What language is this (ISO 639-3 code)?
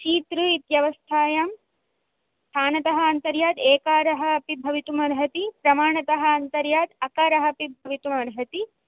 san